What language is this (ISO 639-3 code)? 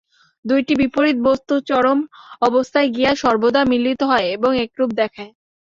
ben